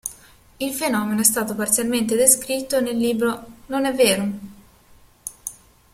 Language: Italian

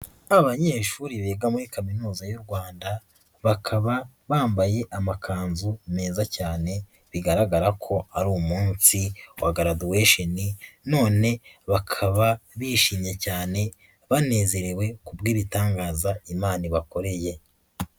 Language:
Kinyarwanda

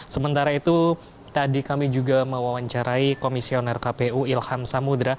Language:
Indonesian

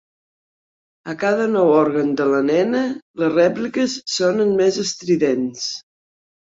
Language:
Catalan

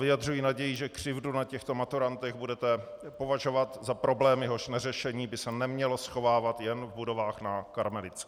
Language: Czech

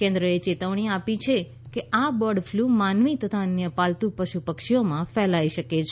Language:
Gujarati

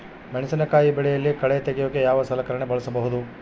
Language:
Kannada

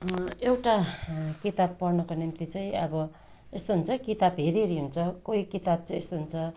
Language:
Nepali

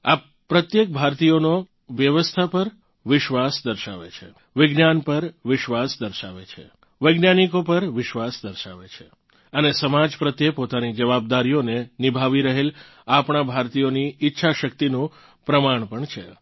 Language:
Gujarati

